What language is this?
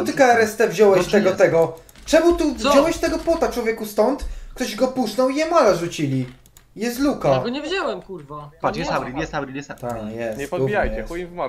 Polish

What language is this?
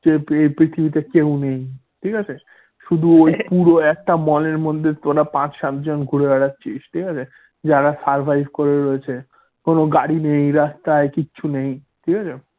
Bangla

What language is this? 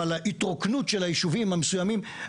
Hebrew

